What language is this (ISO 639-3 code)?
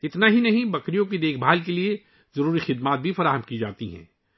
urd